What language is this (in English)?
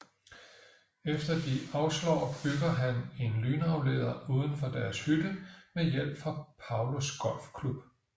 Danish